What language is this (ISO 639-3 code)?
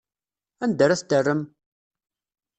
kab